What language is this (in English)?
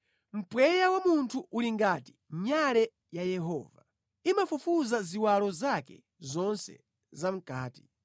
Nyanja